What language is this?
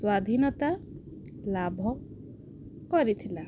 Odia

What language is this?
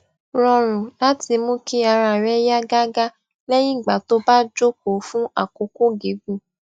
Yoruba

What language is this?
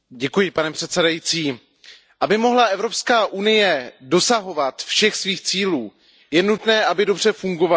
Czech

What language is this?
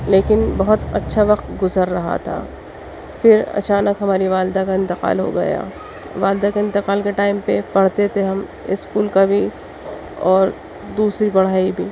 Urdu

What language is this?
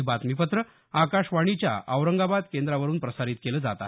Marathi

